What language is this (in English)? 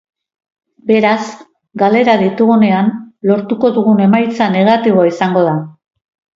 Basque